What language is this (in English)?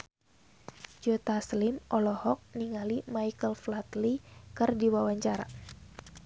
Sundanese